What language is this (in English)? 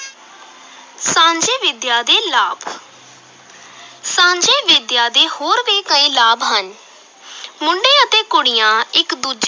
Punjabi